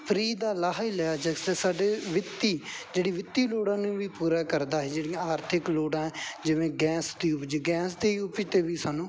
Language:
Punjabi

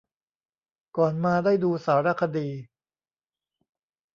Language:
Thai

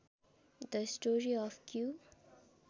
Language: Nepali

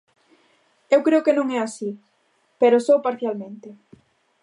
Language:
Galician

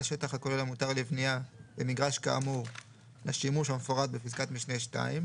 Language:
Hebrew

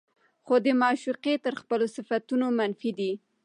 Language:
Pashto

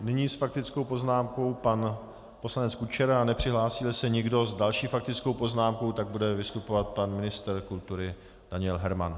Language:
Czech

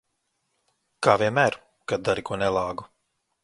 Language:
Latvian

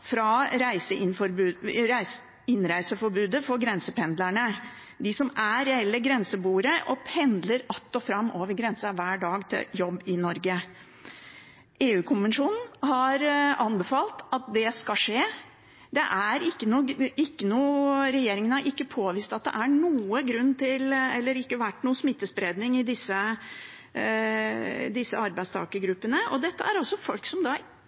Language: Norwegian Bokmål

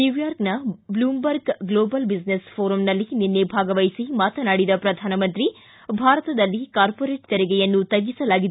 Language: Kannada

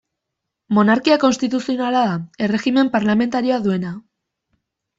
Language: Basque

